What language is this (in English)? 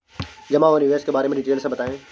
Hindi